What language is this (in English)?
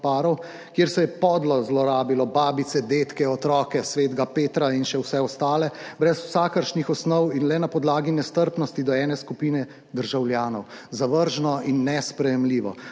Slovenian